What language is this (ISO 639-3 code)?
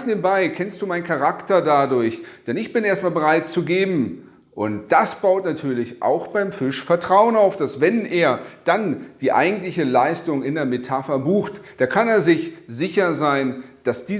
deu